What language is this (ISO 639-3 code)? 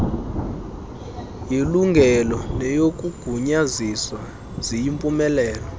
xho